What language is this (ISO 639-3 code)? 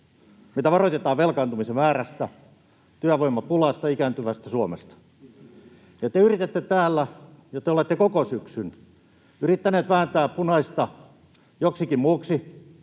fin